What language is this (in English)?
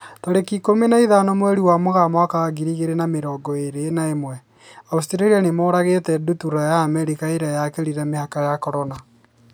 Kikuyu